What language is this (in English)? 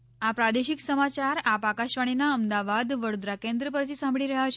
Gujarati